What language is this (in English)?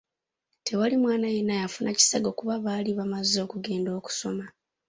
Ganda